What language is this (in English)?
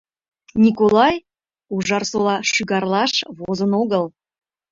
Mari